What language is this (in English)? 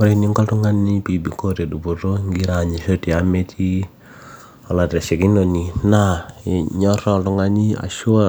Masai